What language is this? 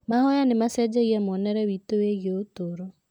Kikuyu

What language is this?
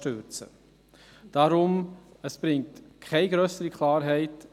Swiss German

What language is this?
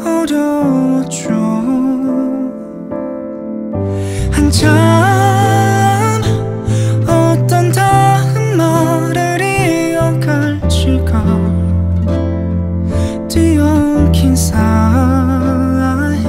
Korean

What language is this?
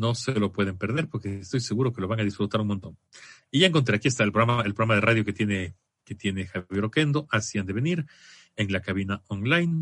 Spanish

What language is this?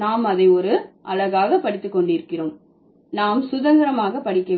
Tamil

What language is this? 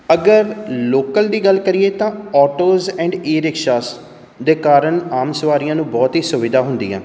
Punjabi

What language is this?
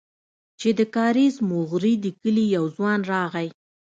Pashto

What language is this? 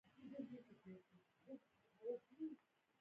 Pashto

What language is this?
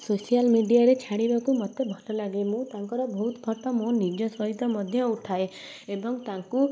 Odia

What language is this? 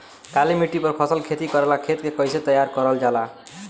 Bhojpuri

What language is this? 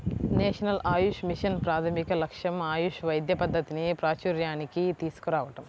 Telugu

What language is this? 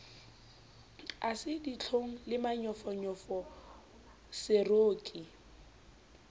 Southern Sotho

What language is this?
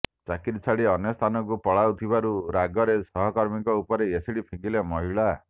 Odia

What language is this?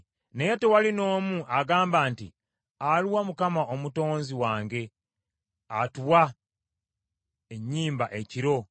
Ganda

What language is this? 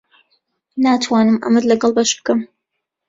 Central Kurdish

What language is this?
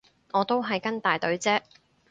Cantonese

